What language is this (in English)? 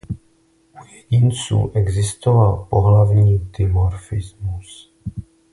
Czech